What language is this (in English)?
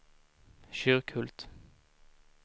Swedish